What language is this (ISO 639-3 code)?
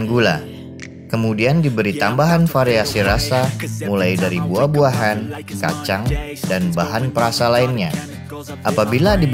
ind